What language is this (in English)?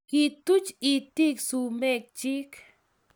Kalenjin